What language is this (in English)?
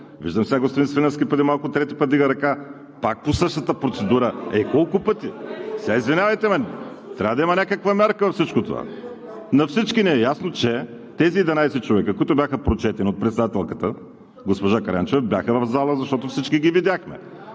Bulgarian